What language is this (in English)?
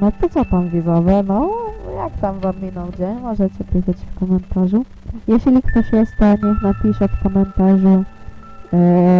Polish